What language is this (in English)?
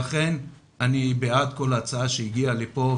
Hebrew